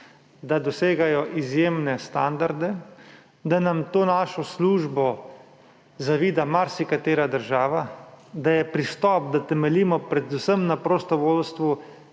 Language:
Slovenian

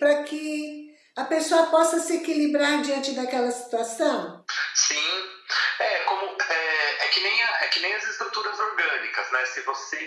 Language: Portuguese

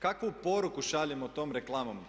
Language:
Croatian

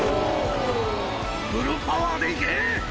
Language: Japanese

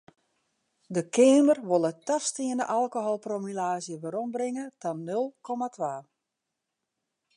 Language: Western Frisian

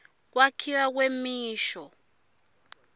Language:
Swati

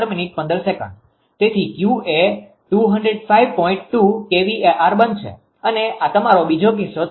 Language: Gujarati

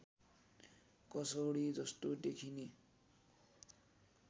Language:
Nepali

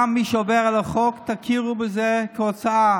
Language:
Hebrew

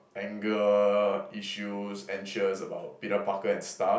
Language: English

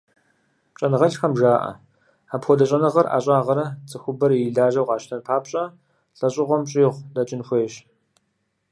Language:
Kabardian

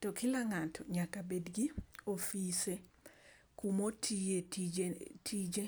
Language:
Luo (Kenya and Tanzania)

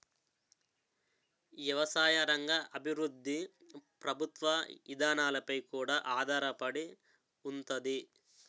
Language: Telugu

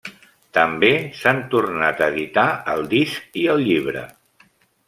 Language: Catalan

